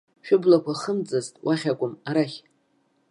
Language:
Abkhazian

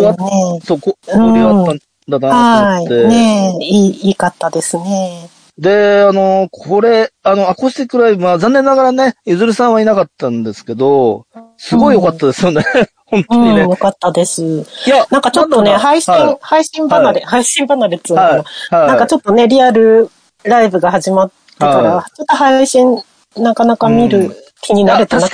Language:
Japanese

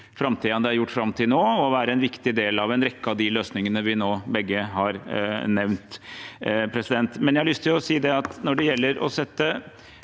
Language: Norwegian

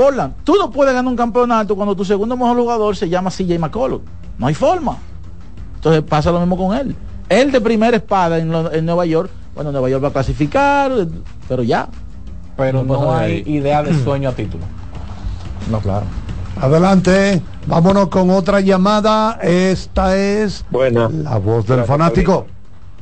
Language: Spanish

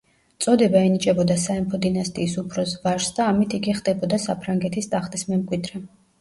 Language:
Georgian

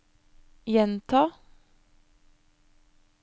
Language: Norwegian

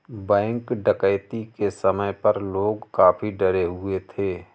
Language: Hindi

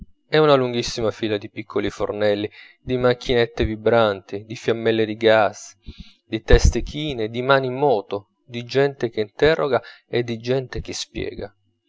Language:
Italian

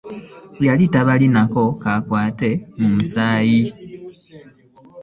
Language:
Ganda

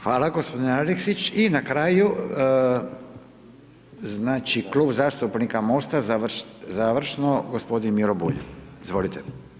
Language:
Croatian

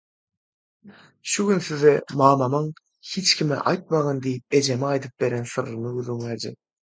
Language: Turkmen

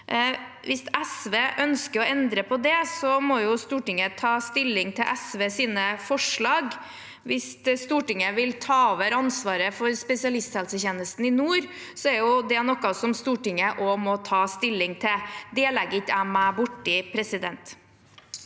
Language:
Norwegian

